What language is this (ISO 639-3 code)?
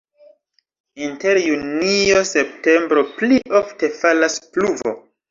epo